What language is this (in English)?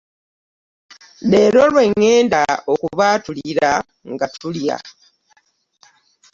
Ganda